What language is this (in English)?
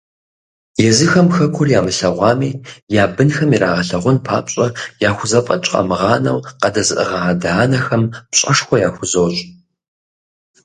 Kabardian